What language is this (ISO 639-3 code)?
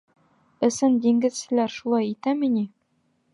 bak